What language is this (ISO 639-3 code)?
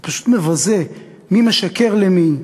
heb